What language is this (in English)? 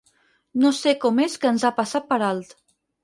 Catalan